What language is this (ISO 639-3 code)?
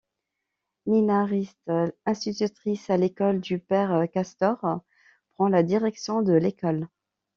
fra